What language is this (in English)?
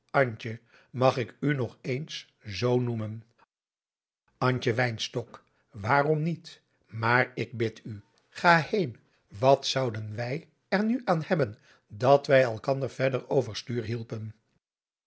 Dutch